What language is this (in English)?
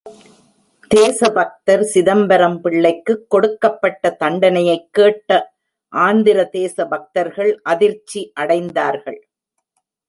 Tamil